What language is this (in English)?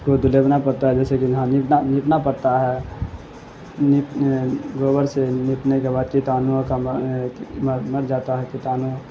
Urdu